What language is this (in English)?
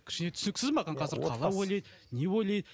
Kazakh